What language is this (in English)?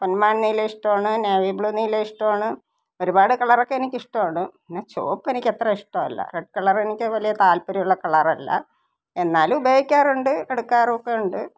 Malayalam